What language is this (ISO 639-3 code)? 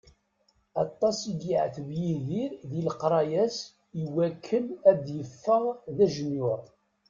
kab